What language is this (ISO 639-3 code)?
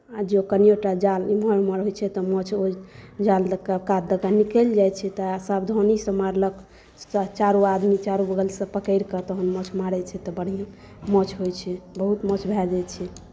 mai